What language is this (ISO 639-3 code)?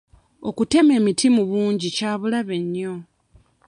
lug